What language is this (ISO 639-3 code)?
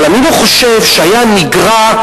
heb